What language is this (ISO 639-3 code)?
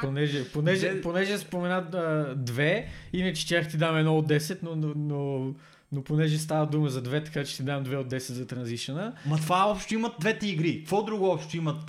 bul